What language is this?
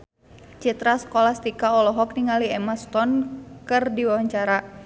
Sundanese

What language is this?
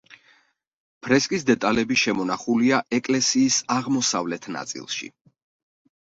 Georgian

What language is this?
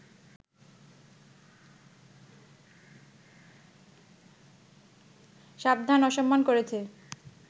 Bangla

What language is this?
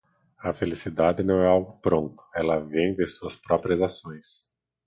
Portuguese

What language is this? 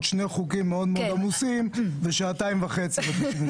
Hebrew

